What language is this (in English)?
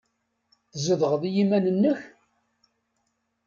Kabyle